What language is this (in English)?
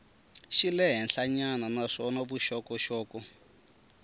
Tsonga